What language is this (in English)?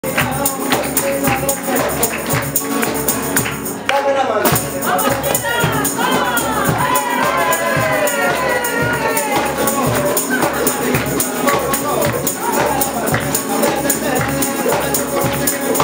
Romanian